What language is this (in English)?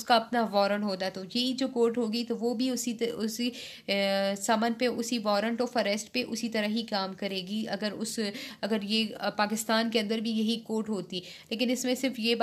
Hindi